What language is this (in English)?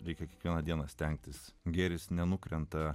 Lithuanian